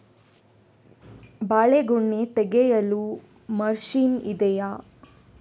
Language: Kannada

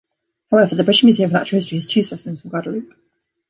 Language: English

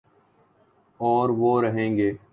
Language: Urdu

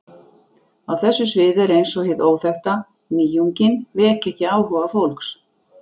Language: Icelandic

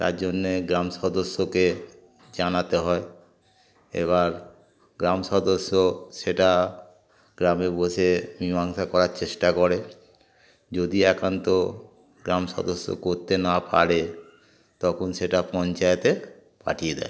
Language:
Bangla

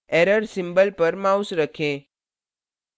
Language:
Hindi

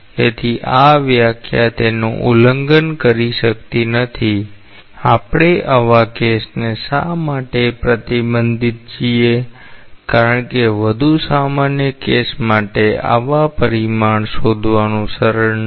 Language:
Gujarati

